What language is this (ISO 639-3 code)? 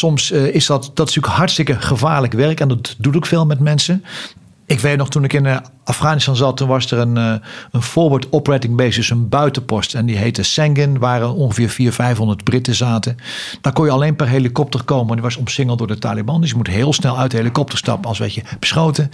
nld